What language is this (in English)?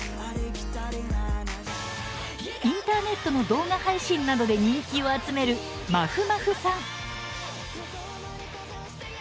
Japanese